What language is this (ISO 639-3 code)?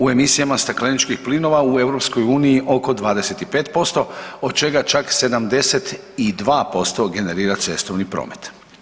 hrv